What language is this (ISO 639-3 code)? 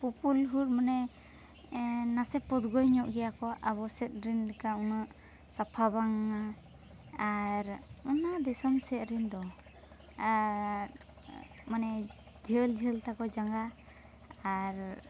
sat